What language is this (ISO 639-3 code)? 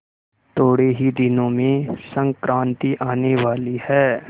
hin